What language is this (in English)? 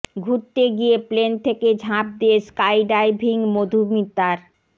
Bangla